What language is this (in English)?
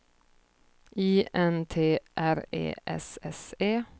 Swedish